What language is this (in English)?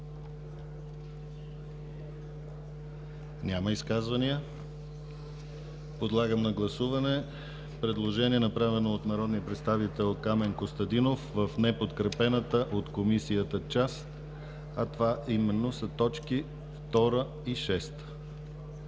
Bulgarian